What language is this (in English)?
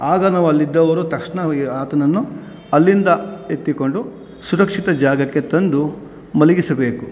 Kannada